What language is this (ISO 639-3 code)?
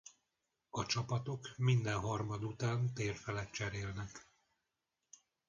hun